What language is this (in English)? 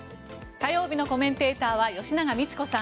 Japanese